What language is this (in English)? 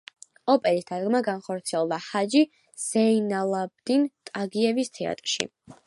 Georgian